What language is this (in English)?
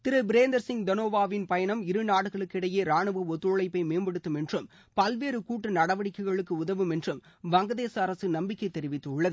Tamil